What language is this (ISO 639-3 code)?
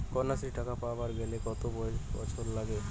ben